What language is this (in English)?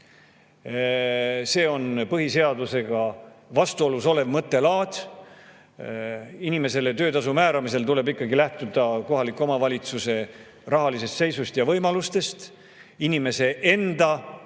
Estonian